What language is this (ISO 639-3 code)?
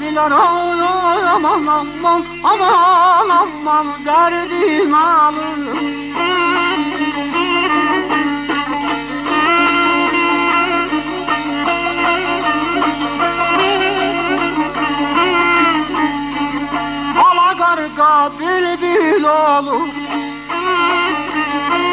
tur